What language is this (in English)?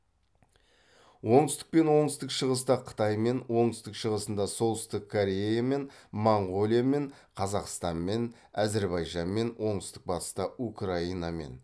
Kazakh